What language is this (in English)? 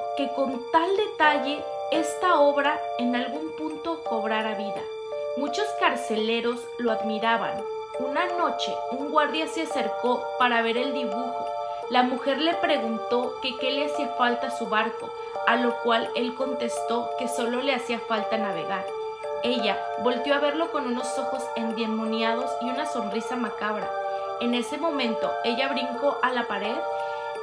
Spanish